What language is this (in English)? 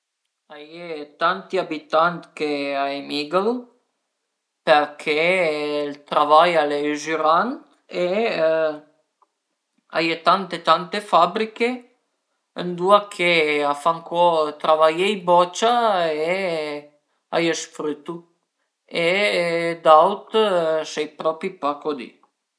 Piedmontese